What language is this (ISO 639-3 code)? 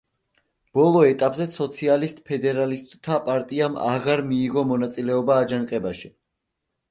kat